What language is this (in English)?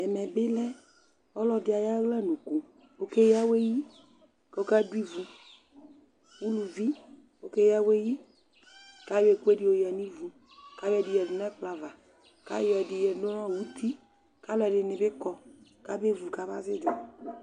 Ikposo